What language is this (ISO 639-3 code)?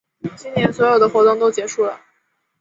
zho